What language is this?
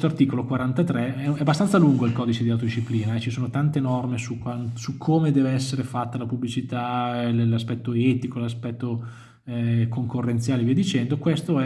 Italian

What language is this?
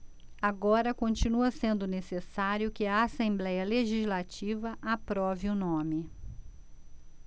Portuguese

